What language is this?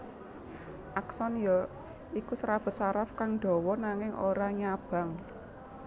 Javanese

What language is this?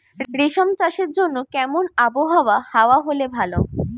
Bangla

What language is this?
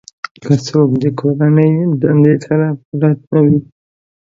Pashto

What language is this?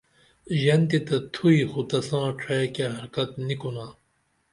Dameli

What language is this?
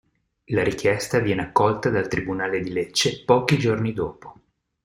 Italian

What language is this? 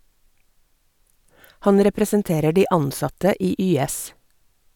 Norwegian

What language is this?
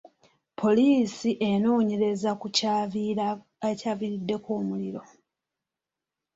Ganda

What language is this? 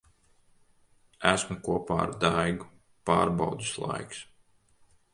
Latvian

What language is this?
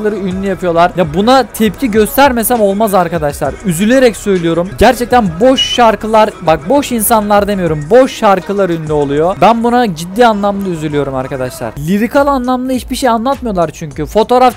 Turkish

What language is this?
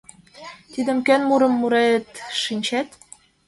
Mari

